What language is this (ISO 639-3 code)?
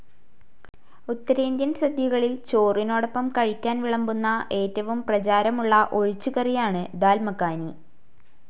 mal